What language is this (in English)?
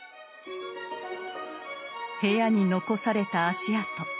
Japanese